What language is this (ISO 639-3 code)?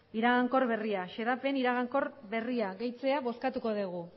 eus